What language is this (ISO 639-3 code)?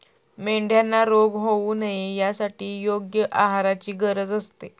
mar